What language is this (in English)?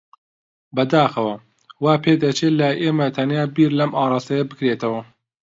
Central Kurdish